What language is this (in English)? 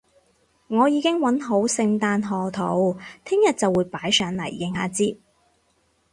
Cantonese